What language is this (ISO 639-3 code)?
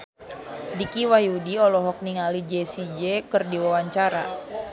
sun